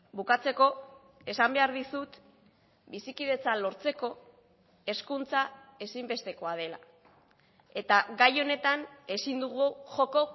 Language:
Basque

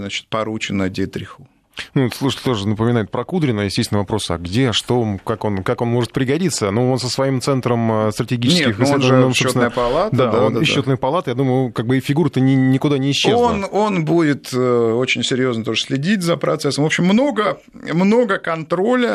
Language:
Russian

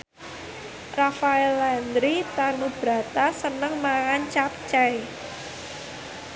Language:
Javanese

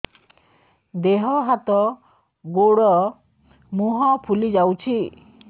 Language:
Odia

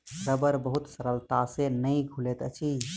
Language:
Maithili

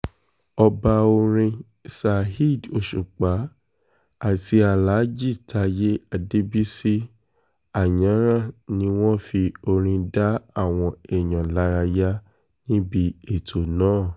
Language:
Yoruba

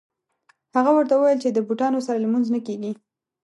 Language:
Pashto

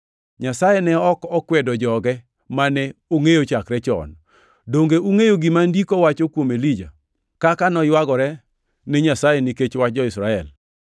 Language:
Luo (Kenya and Tanzania)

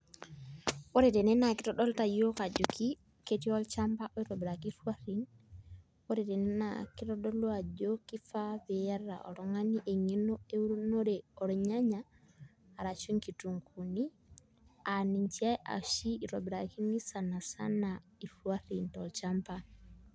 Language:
Masai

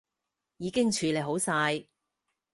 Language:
Cantonese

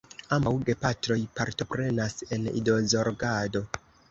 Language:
Esperanto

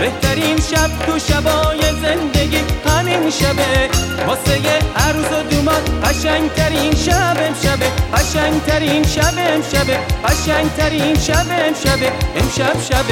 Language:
Persian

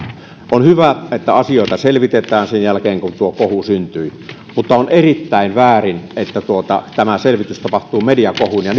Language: Finnish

